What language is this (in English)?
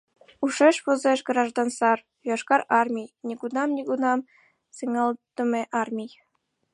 Mari